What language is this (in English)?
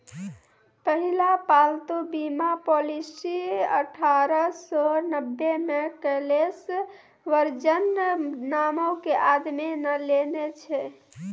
Maithili